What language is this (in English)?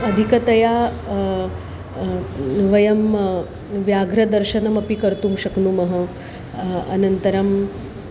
Sanskrit